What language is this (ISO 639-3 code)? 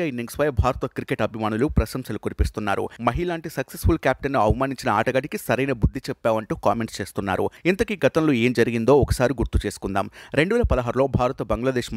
tel